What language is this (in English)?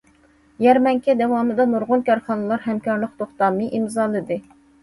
Uyghur